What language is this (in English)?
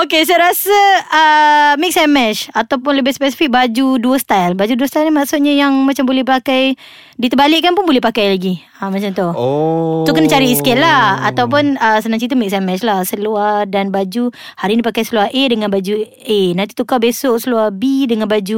Malay